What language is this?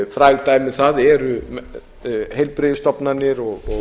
Icelandic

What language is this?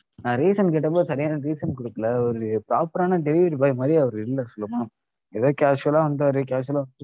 Tamil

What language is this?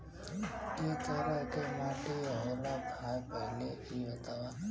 Bhojpuri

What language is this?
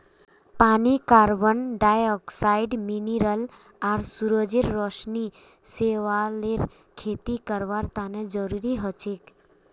Magahi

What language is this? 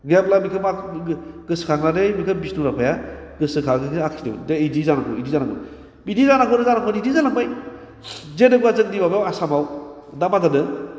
Bodo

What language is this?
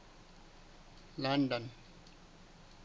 Southern Sotho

